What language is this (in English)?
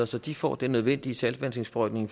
Danish